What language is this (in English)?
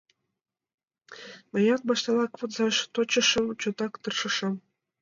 Mari